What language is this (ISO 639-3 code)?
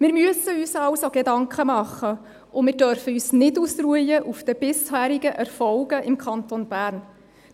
gsw